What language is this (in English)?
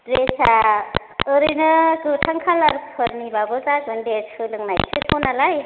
Bodo